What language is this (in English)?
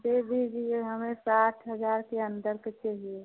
Hindi